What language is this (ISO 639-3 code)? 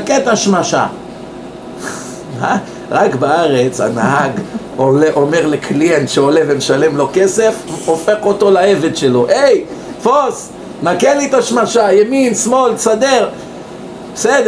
heb